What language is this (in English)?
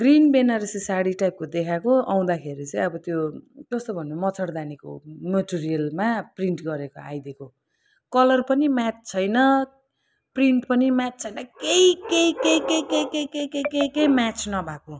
Nepali